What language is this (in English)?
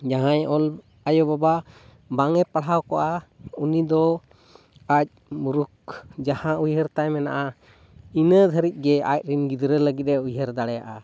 Santali